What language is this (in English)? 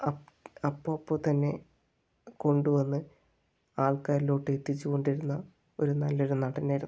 Malayalam